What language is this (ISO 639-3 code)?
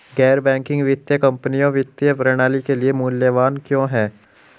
hin